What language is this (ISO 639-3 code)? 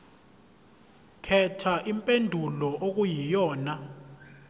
zul